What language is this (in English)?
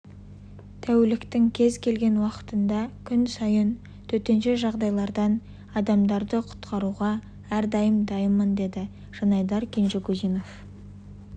Kazakh